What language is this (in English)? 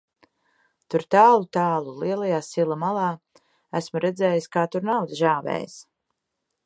Latvian